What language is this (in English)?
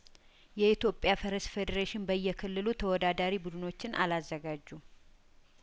Amharic